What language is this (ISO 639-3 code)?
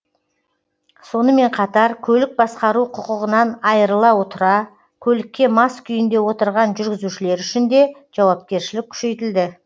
kaz